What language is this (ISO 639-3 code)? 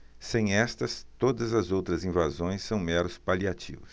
por